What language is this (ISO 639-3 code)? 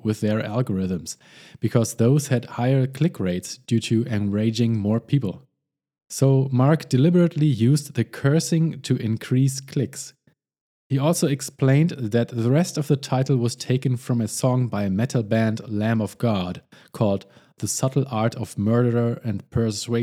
eng